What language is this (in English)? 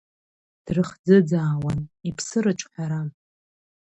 Abkhazian